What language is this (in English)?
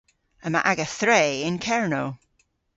Cornish